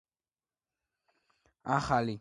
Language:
Georgian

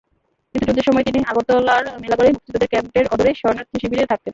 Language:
Bangla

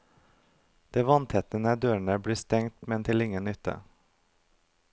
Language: Norwegian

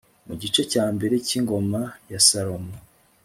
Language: Kinyarwanda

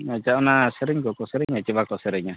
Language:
Santali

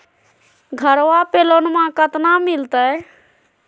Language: Magahi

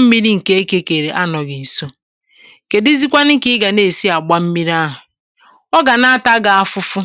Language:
Igbo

